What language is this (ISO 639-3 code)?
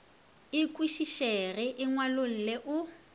nso